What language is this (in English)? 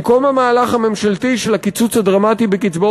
Hebrew